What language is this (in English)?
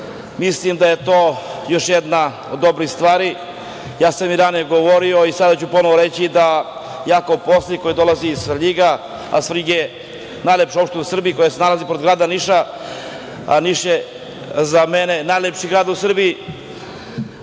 Serbian